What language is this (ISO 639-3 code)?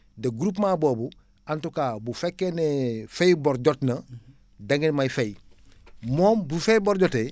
wol